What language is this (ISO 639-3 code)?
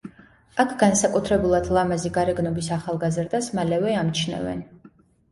kat